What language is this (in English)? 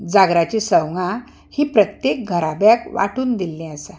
Konkani